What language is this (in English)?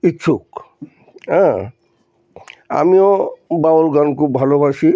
Bangla